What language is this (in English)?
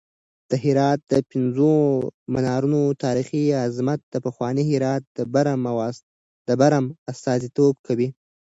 Pashto